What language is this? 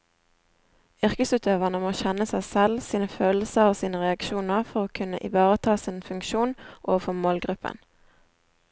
Norwegian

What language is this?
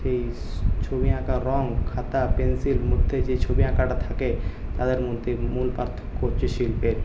Bangla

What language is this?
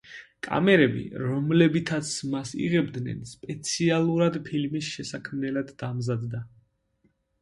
Georgian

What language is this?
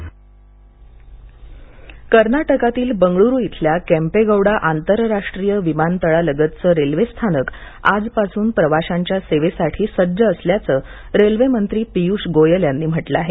Marathi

